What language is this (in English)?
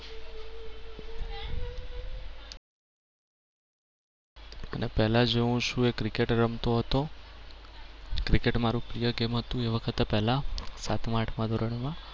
Gujarati